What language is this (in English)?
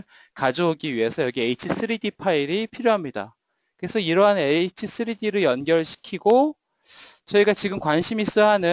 Korean